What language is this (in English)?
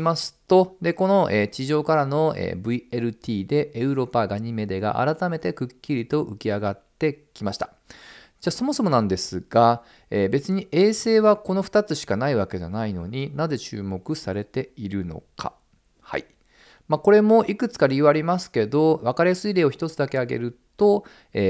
Japanese